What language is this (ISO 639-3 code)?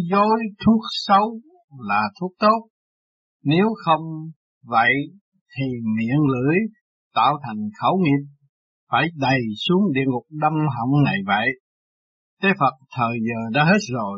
vie